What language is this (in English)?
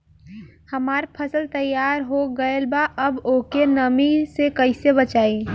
Bhojpuri